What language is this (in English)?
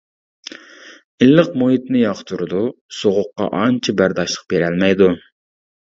Uyghur